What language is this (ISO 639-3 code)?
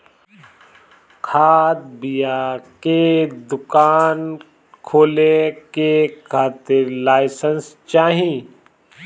bho